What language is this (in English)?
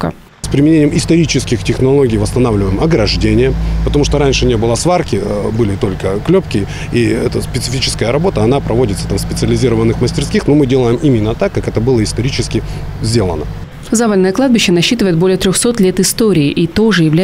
Russian